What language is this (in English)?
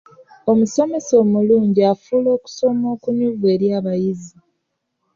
Ganda